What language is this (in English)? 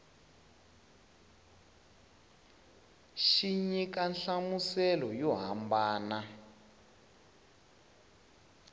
Tsonga